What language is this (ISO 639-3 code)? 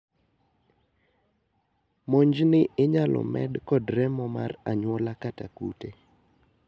luo